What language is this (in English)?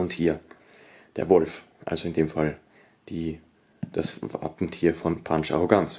German